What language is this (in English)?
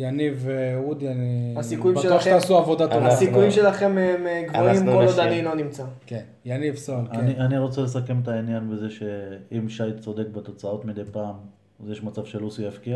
Hebrew